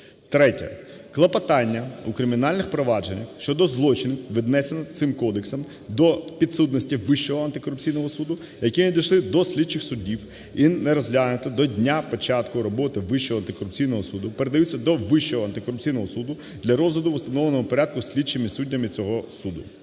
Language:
Ukrainian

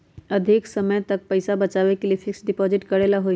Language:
Magahi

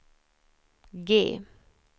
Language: Swedish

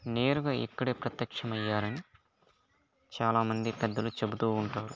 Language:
Telugu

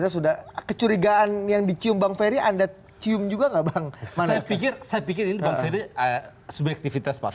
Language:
Indonesian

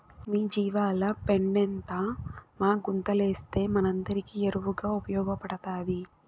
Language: Telugu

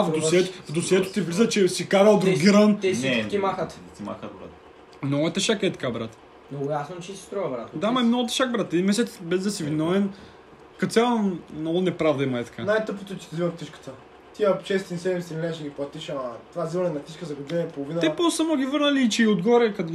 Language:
Bulgarian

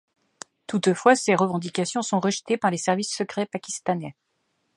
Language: French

